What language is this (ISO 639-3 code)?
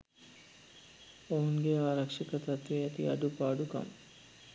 sin